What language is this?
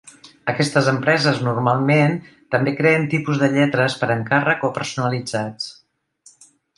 Catalan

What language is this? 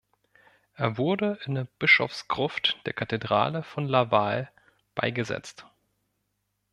German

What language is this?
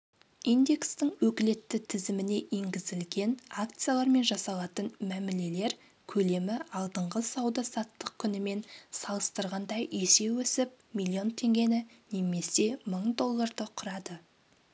Kazakh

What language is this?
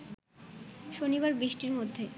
Bangla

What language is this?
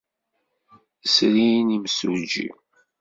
Kabyle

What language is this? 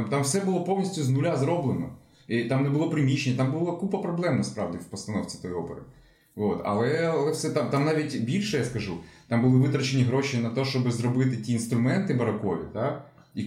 Ukrainian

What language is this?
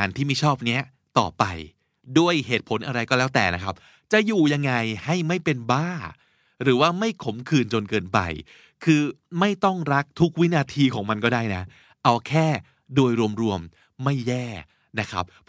Thai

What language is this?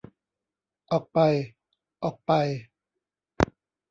Thai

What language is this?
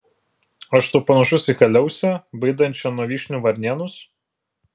Lithuanian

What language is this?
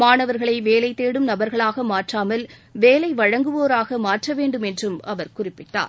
Tamil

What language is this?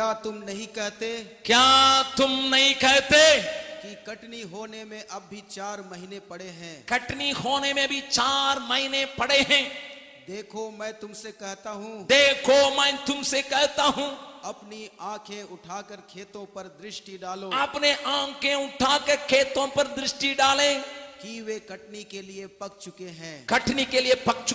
Hindi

